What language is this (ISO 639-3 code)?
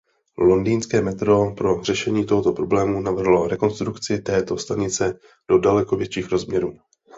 ces